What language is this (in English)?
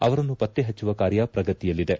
Kannada